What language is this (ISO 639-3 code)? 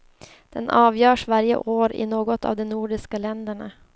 swe